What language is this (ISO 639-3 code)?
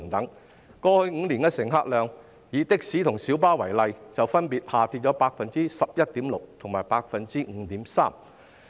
yue